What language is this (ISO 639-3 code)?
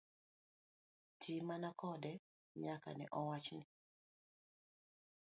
luo